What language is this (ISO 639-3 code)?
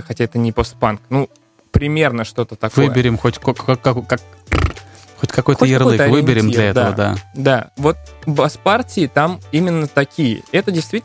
rus